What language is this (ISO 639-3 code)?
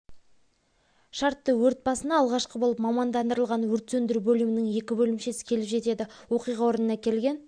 kaz